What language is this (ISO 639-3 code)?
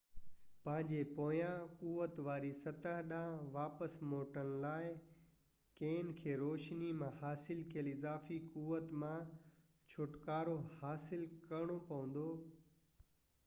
snd